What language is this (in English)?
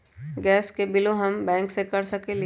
Magahi